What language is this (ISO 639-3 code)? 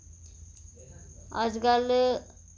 doi